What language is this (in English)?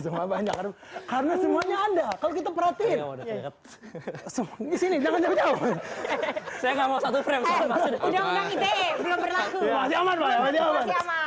Indonesian